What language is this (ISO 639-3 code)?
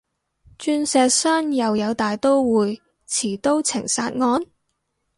yue